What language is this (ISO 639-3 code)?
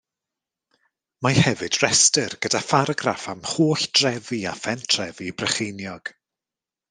cym